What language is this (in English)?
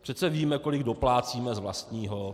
Czech